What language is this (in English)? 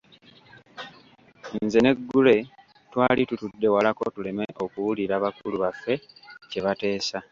Ganda